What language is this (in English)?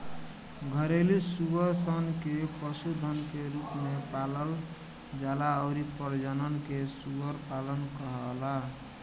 Bhojpuri